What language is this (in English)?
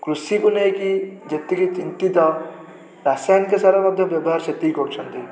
Odia